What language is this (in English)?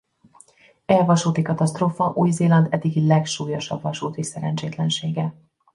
Hungarian